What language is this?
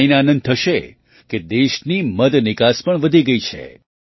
Gujarati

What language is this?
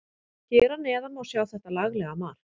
Icelandic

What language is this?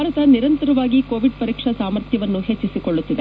Kannada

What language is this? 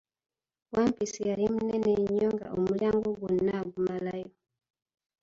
Ganda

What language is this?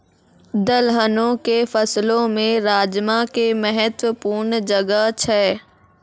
Maithili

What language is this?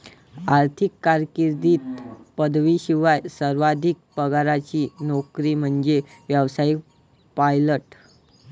Marathi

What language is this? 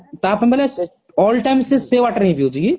Odia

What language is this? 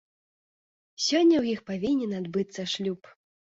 Belarusian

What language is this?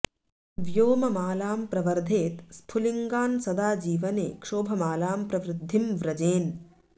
Sanskrit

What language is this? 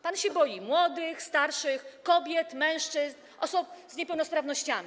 Polish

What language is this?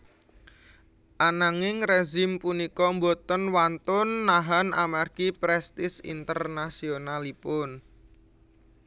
Javanese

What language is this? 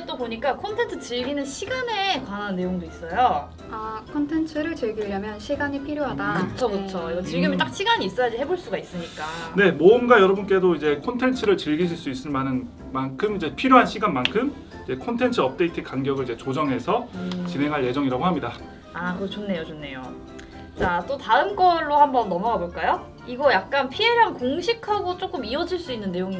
Korean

